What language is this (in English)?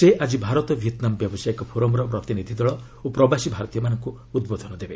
Odia